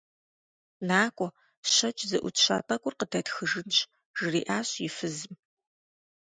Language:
Kabardian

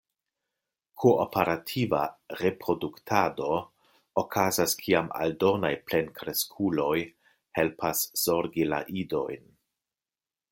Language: Esperanto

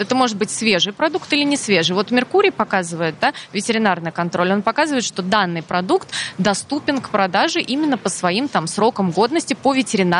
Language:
Russian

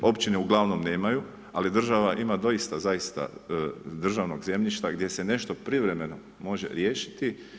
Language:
Croatian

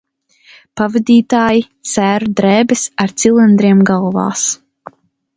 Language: Latvian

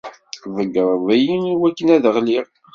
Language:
Kabyle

